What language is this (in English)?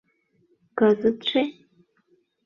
Mari